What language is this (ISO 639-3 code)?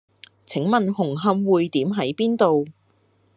yue